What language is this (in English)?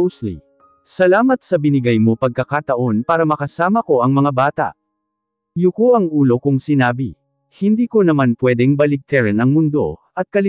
Filipino